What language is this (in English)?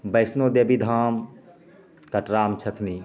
Maithili